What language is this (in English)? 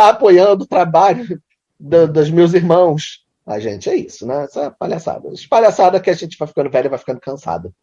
Portuguese